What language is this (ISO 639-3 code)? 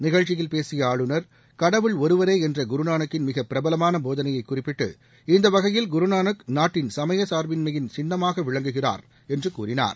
tam